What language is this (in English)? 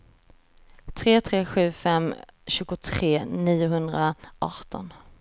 Swedish